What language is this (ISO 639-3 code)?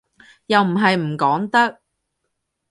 yue